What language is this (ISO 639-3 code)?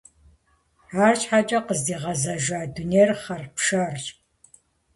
kbd